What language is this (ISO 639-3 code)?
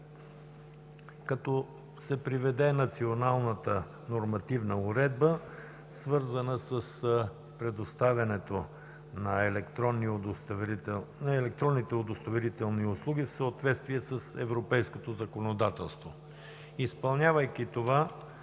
bul